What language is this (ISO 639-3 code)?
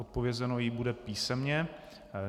ces